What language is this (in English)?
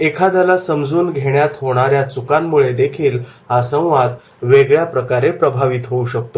Marathi